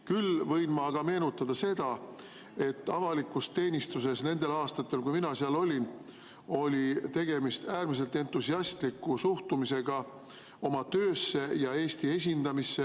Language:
Estonian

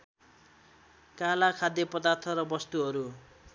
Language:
Nepali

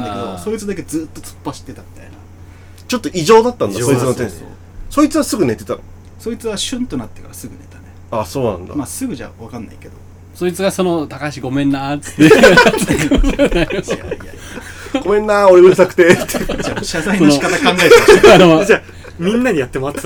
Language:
Japanese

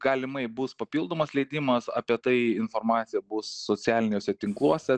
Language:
Lithuanian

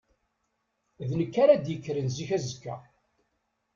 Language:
Kabyle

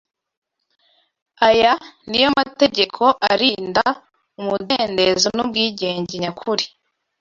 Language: Kinyarwanda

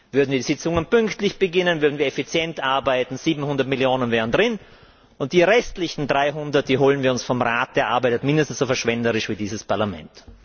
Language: German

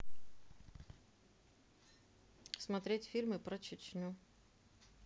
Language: Russian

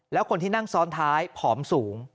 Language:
Thai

